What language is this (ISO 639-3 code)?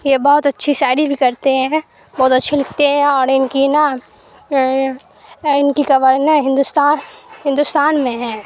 urd